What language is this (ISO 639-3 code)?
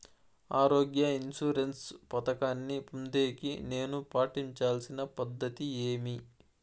tel